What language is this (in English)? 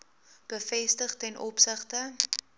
Afrikaans